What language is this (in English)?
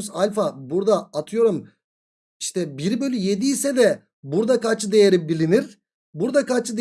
Turkish